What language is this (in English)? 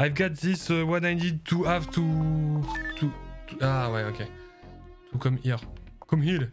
French